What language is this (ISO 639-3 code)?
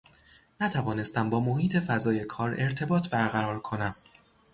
fas